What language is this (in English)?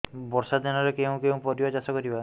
Odia